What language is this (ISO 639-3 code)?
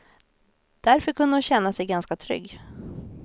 swe